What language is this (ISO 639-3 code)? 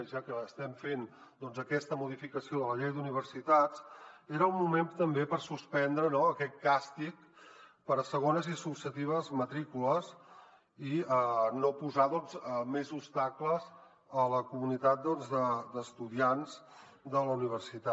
cat